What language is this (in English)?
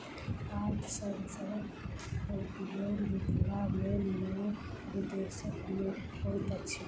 Maithili